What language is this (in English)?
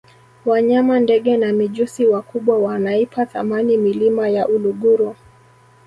Swahili